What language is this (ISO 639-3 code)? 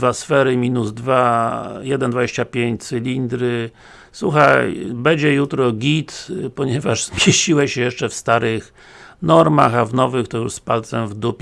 pol